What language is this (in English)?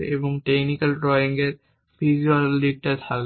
Bangla